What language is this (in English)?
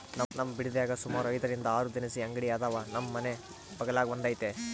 Kannada